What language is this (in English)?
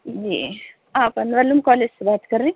Urdu